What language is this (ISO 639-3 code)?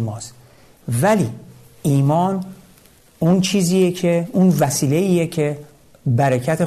fas